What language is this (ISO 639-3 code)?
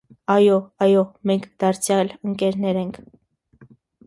hye